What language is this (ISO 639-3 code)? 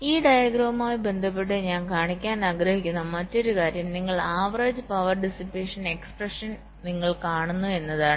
mal